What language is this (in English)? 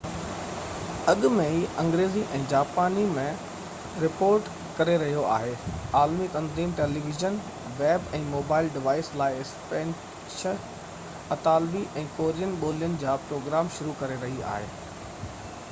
Sindhi